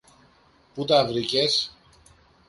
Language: Greek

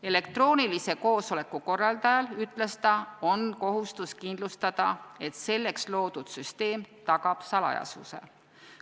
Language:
Estonian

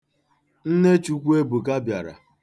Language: Igbo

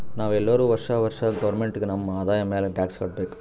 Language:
Kannada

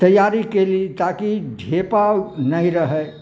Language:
Maithili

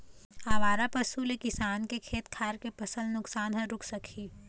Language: Chhattisgarhi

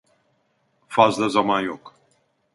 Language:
Turkish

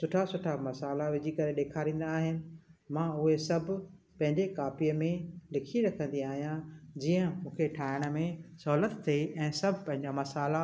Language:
Sindhi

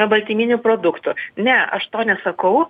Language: Lithuanian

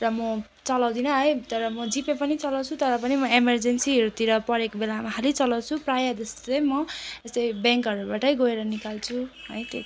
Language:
Nepali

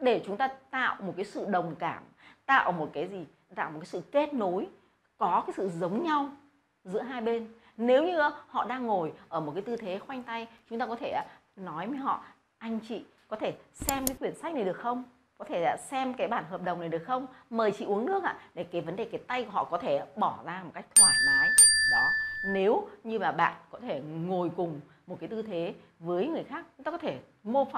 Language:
Vietnamese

